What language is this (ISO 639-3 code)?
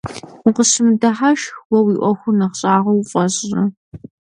kbd